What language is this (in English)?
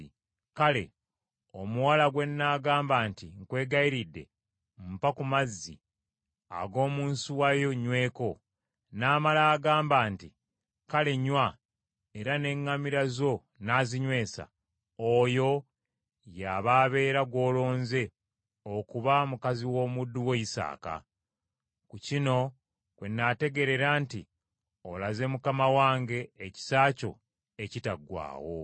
Ganda